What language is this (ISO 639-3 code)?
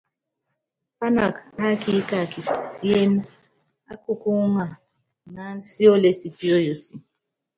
yav